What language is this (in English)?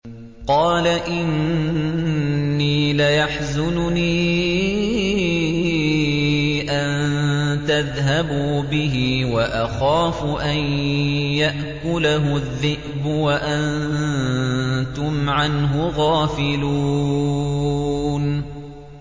Arabic